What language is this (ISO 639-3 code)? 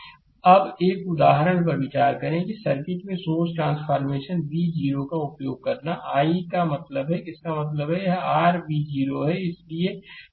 hin